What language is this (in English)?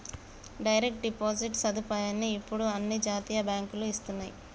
Telugu